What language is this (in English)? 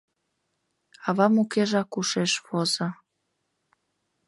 Mari